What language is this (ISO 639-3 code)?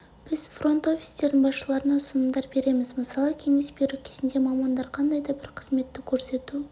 kaz